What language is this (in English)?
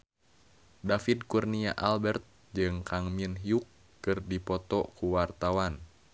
Sundanese